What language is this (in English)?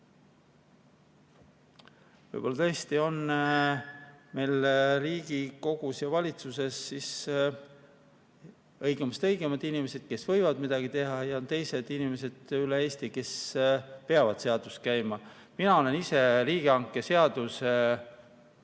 Estonian